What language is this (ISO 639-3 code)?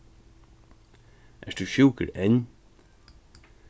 fao